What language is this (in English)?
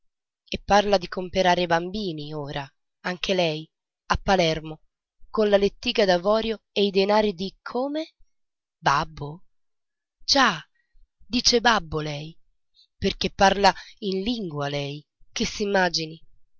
Italian